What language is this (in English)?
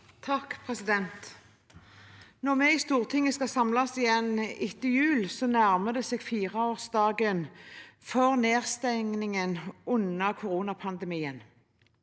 Norwegian